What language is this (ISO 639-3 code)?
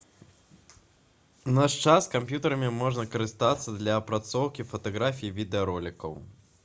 bel